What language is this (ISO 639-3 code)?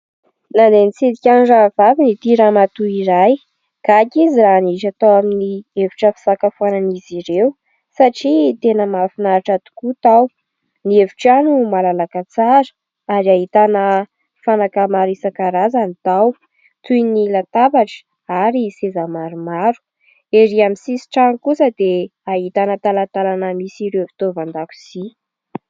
mlg